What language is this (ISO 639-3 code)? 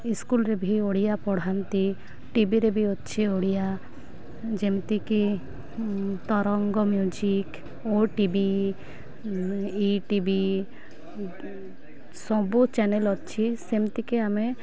ori